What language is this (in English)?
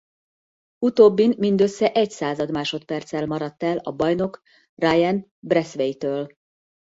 Hungarian